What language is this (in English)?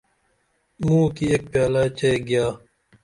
Dameli